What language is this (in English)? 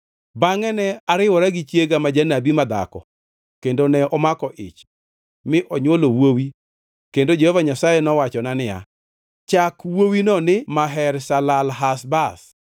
Luo (Kenya and Tanzania)